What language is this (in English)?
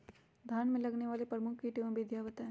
Magahi